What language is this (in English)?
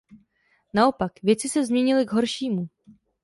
Czech